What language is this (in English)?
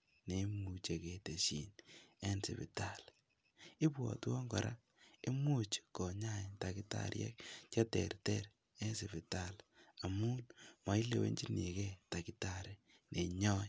Kalenjin